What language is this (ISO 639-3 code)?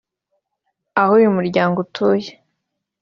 kin